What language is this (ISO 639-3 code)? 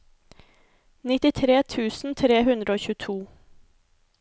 nor